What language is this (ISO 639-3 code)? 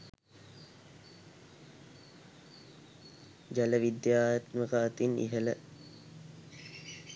sin